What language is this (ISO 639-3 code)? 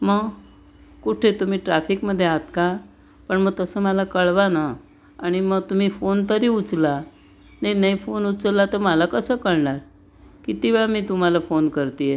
mar